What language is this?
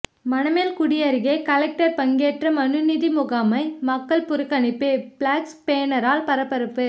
Tamil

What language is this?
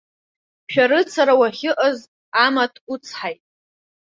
Abkhazian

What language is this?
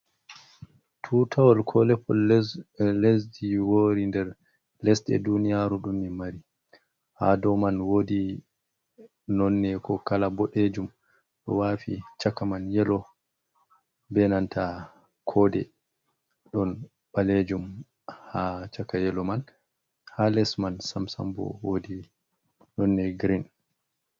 Fula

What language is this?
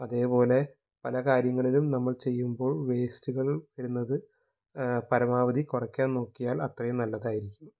Malayalam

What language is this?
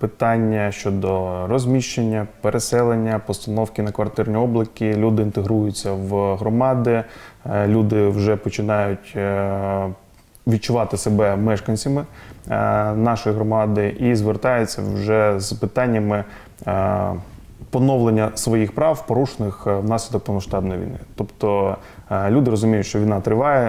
Ukrainian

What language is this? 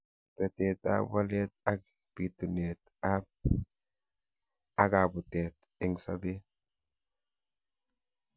Kalenjin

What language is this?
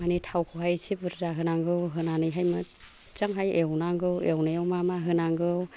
Bodo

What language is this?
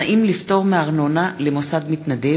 Hebrew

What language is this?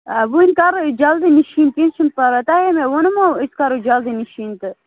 Kashmiri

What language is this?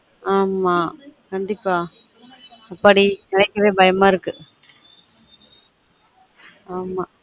Tamil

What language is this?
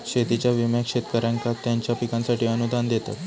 Marathi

